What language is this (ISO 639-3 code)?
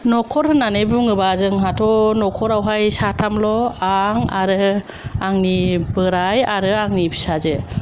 brx